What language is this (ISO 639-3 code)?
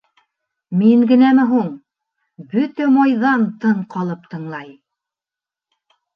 bak